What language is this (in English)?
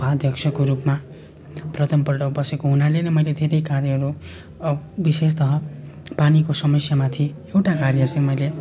Nepali